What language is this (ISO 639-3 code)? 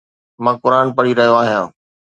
snd